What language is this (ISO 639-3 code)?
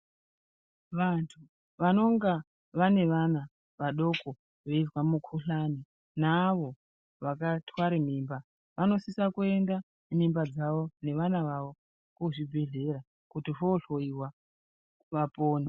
ndc